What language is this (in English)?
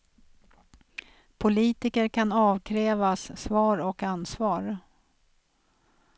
Swedish